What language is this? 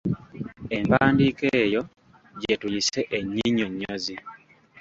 Ganda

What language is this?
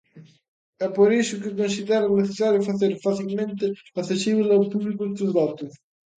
Galician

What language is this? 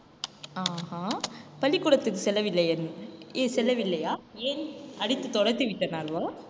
Tamil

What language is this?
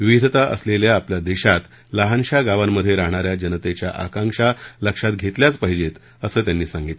Marathi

